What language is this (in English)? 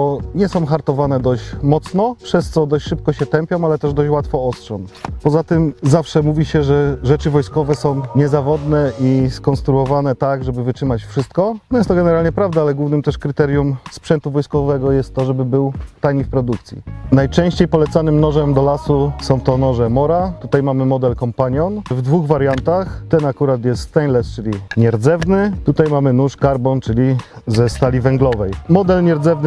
Polish